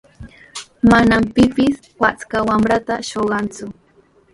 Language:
Sihuas Ancash Quechua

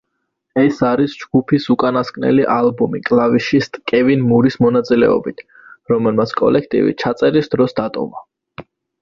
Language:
Georgian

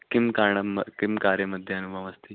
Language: Sanskrit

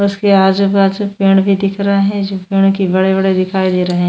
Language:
Hindi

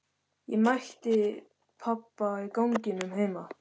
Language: Icelandic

